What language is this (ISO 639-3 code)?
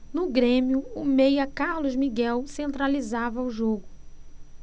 por